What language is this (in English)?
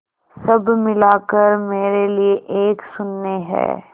Hindi